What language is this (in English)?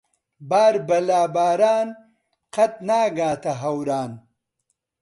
Central Kurdish